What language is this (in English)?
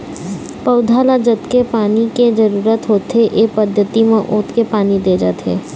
Chhattisgarhi